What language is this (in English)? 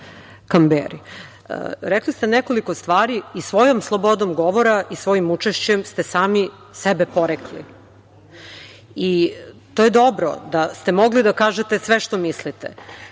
Serbian